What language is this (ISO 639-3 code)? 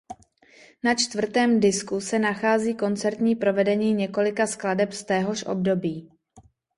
ces